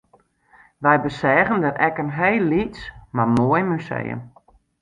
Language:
Western Frisian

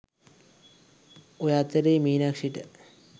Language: Sinhala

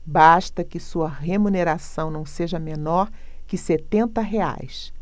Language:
Portuguese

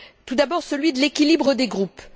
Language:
French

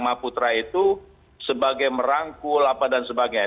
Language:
Indonesian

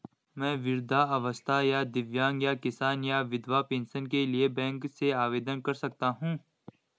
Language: Hindi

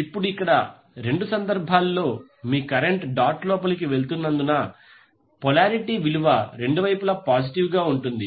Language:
Telugu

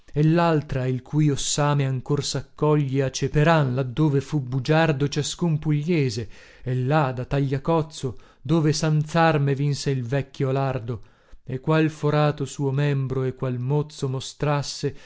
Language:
Italian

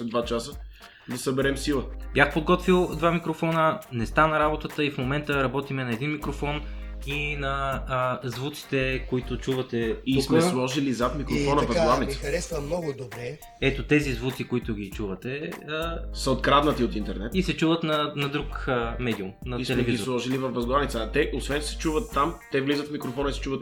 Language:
Bulgarian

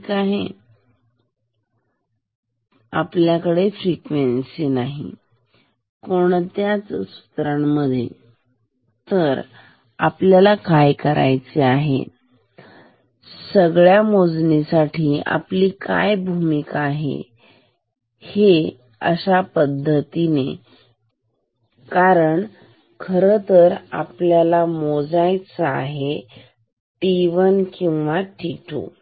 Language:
Marathi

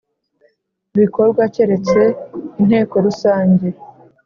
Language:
Kinyarwanda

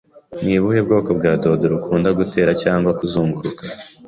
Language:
Kinyarwanda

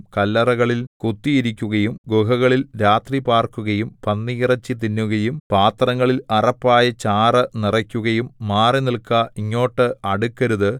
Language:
Malayalam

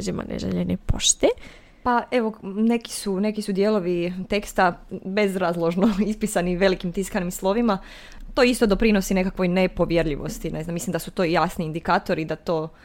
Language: Croatian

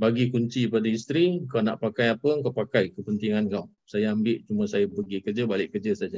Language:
Malay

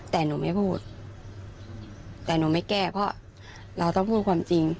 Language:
Thai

